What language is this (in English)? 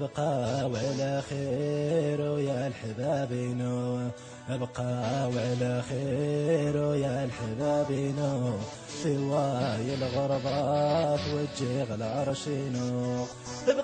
Arabic